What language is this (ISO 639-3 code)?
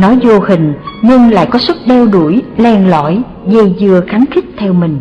vie